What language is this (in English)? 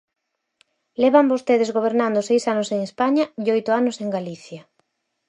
Galician